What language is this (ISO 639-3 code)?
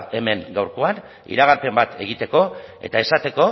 eus